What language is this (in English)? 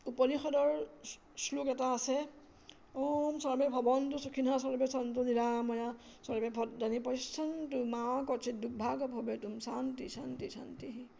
Assamese